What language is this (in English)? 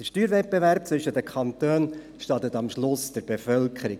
Swiss German